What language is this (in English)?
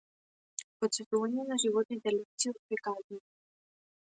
Macedonian